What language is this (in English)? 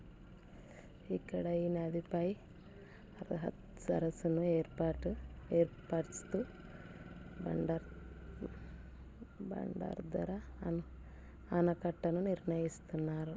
Telugu